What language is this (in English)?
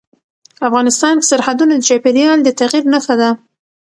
Pashto